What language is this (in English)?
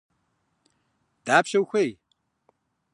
Kabardian